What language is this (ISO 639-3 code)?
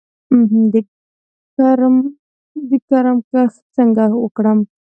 pus